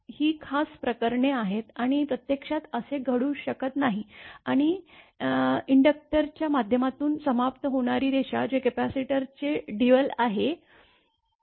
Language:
Marathi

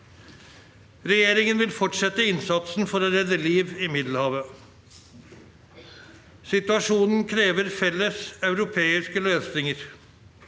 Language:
Norwegian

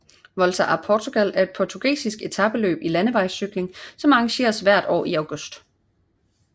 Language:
Danish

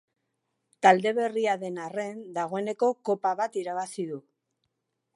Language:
Basque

